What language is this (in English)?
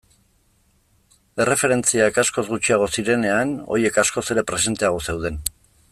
Basque